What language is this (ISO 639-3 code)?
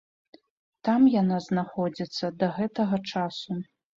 bel